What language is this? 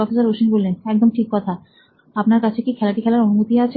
Bangla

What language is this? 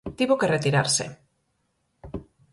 Galician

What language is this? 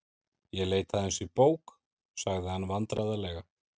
Icelandic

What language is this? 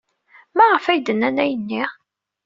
Kabyle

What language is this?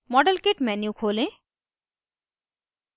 Hindi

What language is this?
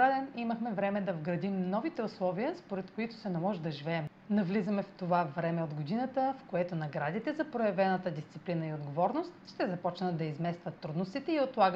Bulgarian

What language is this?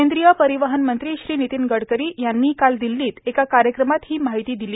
Marathi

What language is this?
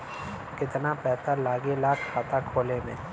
Bhojpuri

